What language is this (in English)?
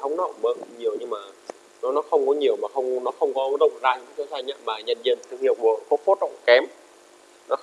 Vietnamese